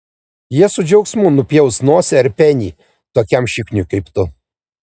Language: Lithuanian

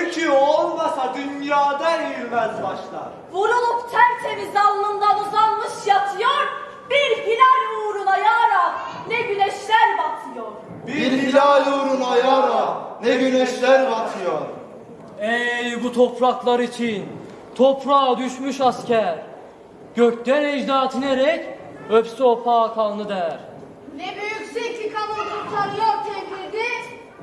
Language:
Turkish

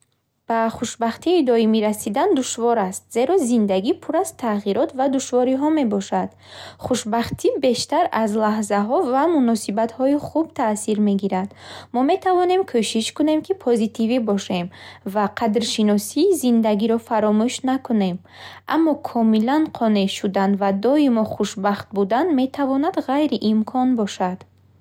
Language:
Bukharic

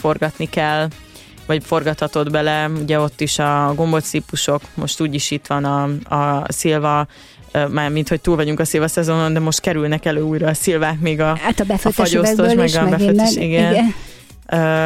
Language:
Hungarian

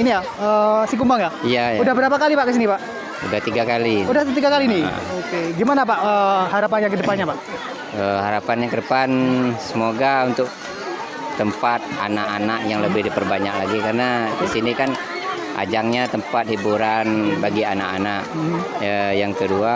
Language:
Indonesian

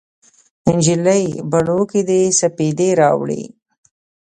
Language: Pashto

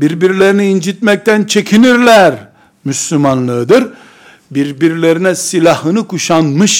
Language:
Turkish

